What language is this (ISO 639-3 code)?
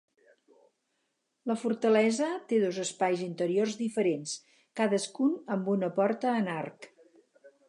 cat